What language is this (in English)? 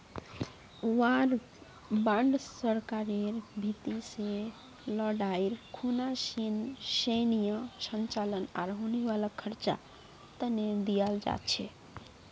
Magahi